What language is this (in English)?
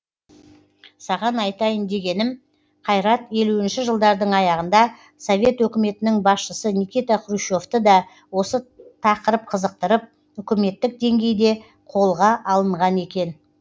Kazakh